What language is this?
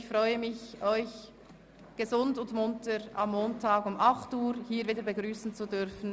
Swiss German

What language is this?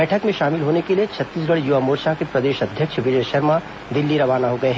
Hindi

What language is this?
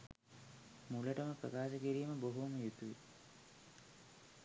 Sinhala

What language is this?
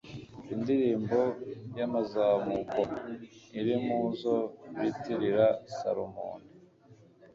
Kinyarwanda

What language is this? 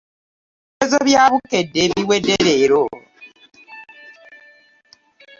Ganda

